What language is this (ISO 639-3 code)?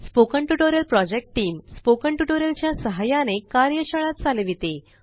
mar